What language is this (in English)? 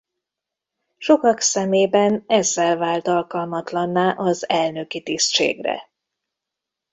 Hungarian